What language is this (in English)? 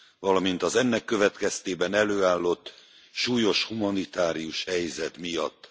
Hungarian